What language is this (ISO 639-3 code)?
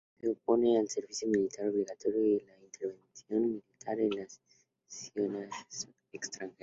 spa